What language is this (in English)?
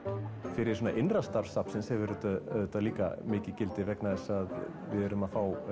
Icelandic